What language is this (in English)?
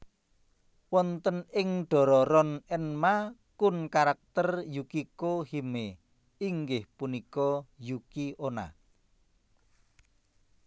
Javanese